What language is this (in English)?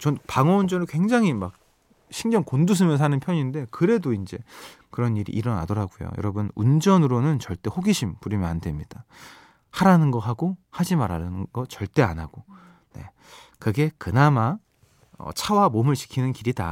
Korean